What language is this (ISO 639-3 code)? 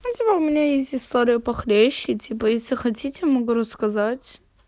rus